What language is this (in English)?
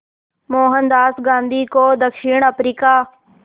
Hindi